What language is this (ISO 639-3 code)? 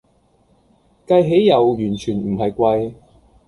yue